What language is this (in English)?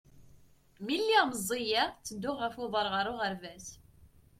Kabyle